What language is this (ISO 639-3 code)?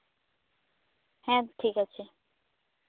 sat